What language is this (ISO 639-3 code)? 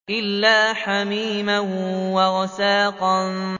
ara